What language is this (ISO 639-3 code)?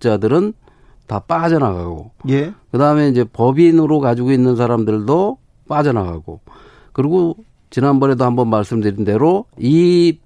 kor